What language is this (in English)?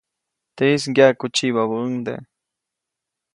Copainalá Zoque